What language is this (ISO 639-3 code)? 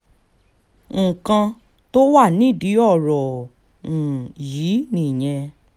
yor